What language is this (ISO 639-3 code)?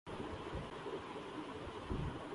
urd